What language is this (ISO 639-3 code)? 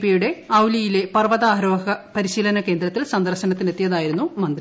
mal